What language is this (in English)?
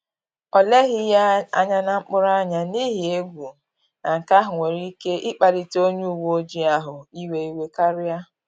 Igbo